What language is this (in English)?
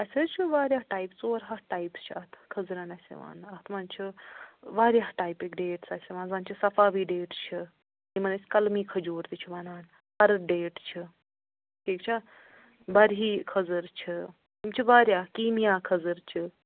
Kashmiri